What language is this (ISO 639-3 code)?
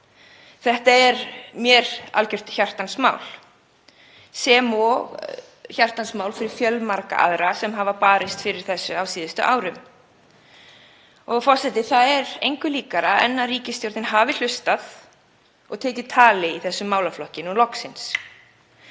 isl